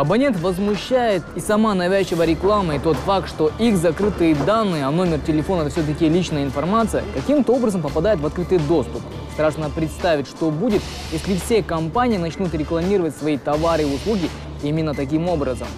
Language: Russian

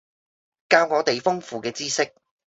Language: Cantonese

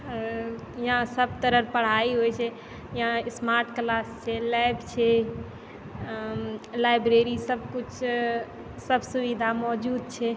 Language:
Maithili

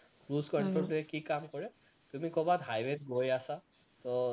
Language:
Assamese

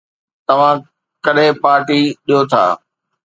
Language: Sindhi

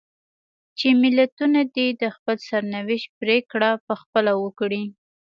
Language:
Pashto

